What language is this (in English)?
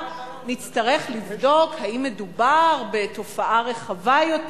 Hebrew